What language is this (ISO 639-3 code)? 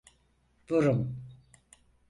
tur